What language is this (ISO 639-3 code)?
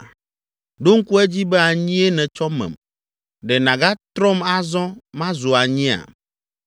ewe